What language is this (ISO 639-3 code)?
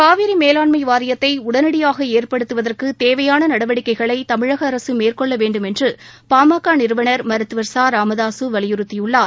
tam